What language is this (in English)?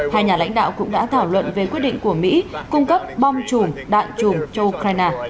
Vietnamese